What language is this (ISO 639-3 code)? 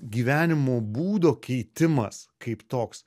lit